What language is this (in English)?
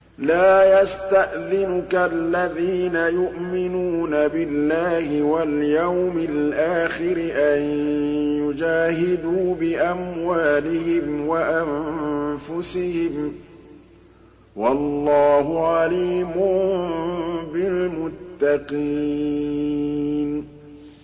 Arabic